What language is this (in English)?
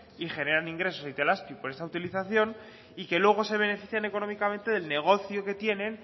Spanish